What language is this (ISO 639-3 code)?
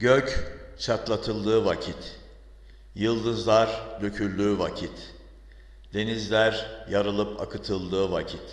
tur